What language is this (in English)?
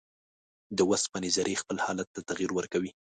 Pashto